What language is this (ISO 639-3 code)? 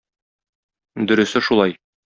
tat